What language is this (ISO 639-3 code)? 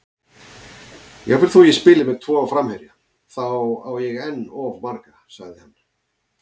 isl